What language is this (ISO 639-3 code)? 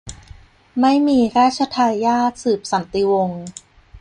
tha